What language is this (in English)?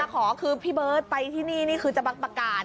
Thai